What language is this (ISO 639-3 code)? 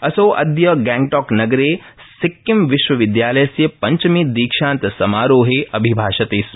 san